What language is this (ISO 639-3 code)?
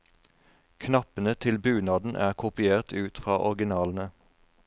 nor